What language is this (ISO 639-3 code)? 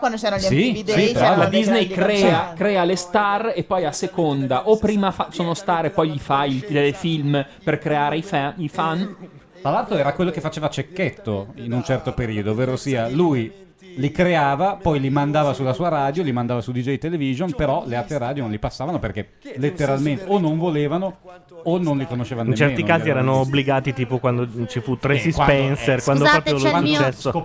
ita